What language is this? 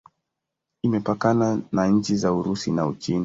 Swahili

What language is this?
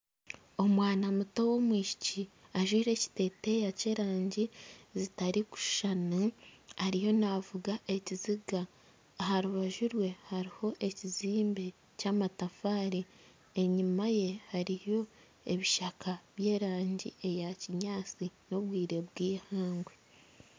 Nyankole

